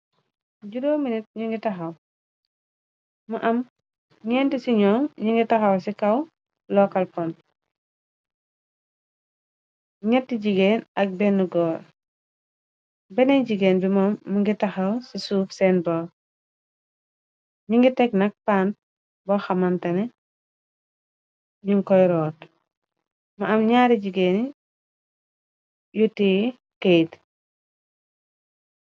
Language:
Wolof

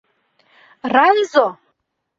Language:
Mari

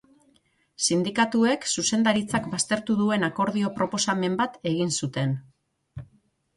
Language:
Basque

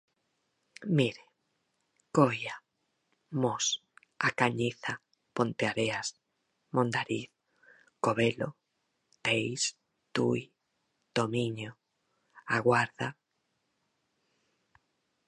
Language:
Galician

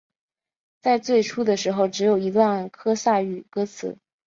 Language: Chinese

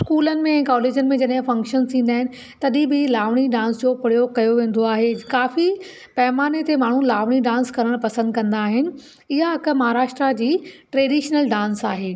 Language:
Sindhi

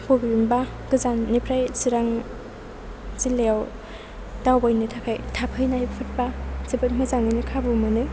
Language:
Bodo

